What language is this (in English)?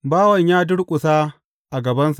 Hausa